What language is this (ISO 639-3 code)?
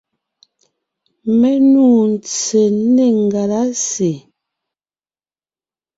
nnh